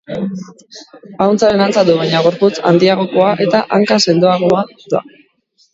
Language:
Basque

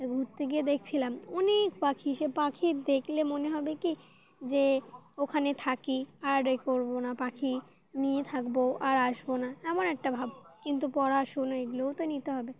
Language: Bangla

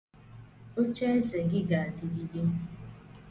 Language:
Igbo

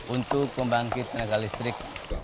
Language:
Indonesian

